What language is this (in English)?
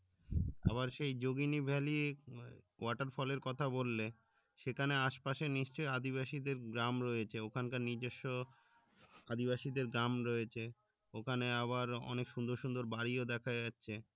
Bangla